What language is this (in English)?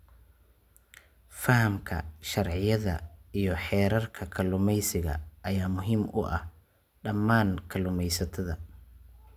Somali